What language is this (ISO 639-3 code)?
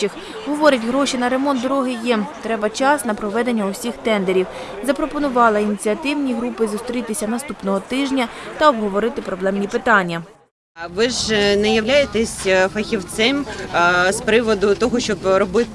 ukr